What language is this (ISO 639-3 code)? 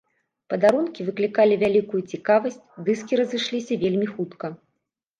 bel